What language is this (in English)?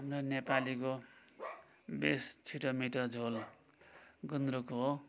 Nepali